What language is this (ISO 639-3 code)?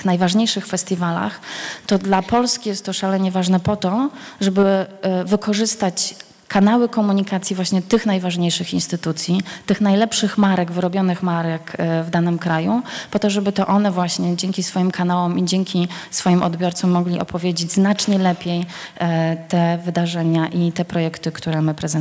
pol